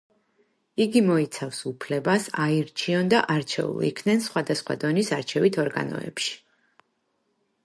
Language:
Georgian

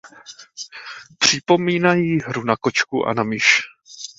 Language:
Czech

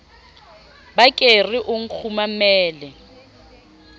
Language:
Southern Sotho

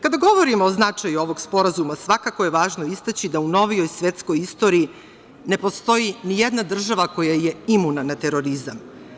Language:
Serbian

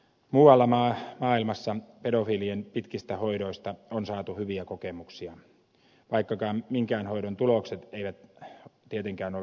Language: Finnish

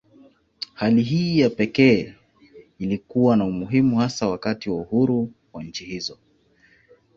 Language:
Swahili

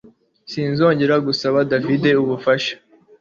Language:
Kinyarwanda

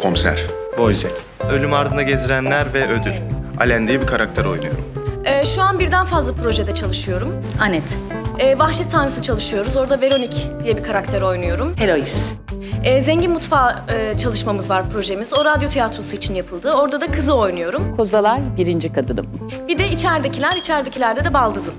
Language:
Turkish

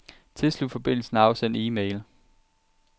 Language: Danish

